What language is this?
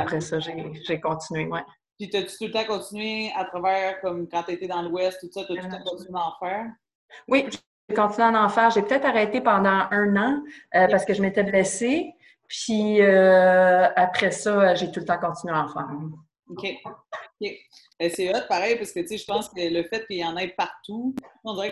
French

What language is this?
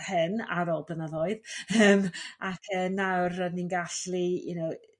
Welsh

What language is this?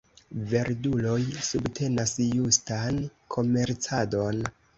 Esperanto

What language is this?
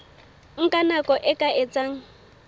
Southern Sotho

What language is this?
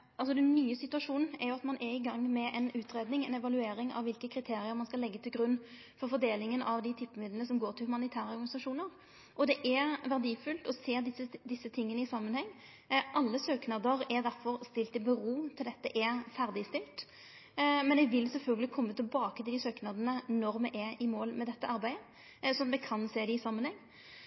Norwegian Nynorsk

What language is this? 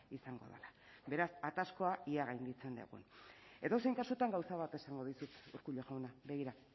Basque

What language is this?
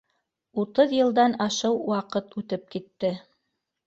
Bashkir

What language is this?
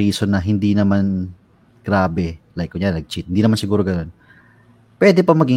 Filipino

